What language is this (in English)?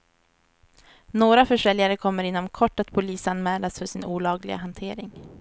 Swedish